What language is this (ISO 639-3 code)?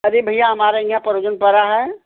hin